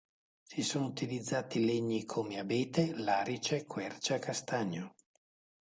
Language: Italian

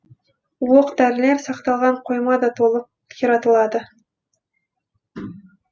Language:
Kazakh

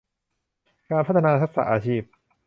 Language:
Thai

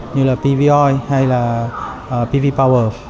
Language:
Vietnamese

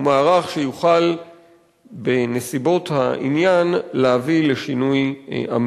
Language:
Hebrew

